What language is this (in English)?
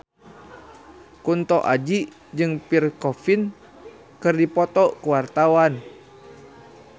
Sundanese